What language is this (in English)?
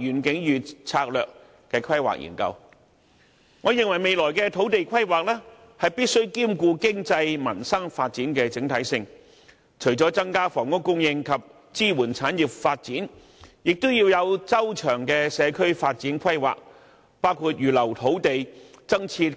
Cantonese